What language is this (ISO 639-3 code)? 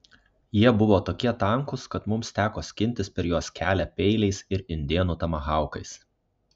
lit